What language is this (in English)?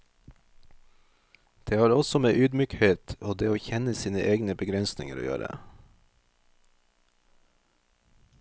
Norwegian